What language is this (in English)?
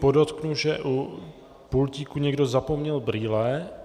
Czech